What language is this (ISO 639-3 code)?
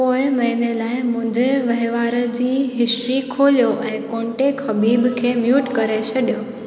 snd